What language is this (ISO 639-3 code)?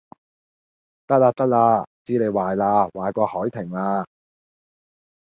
yue